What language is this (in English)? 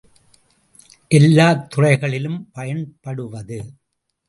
Tamil